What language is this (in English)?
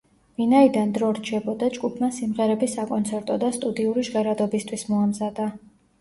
Georgian